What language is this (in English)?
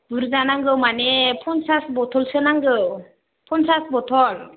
Bodo